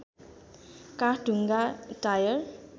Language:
Nepali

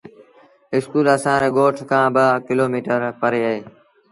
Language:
Sindhi Bhil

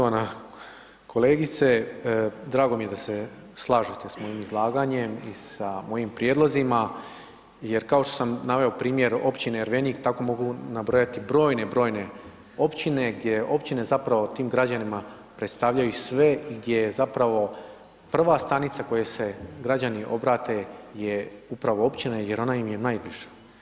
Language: Croatian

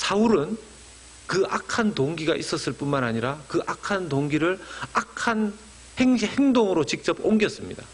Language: Korean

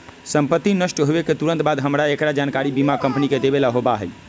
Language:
Magahi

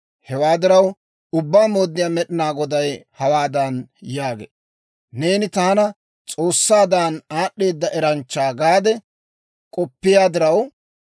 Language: Dawro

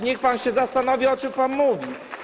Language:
Polish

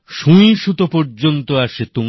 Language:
Bangla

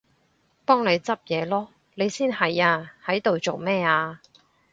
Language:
Cantonese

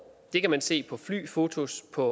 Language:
Danish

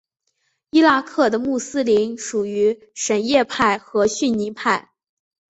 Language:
Chinese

